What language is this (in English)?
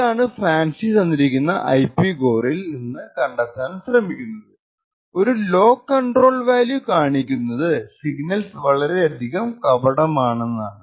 Malayalam